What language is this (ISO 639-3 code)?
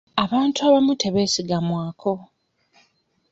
lug